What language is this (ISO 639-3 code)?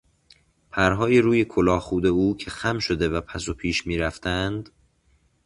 fas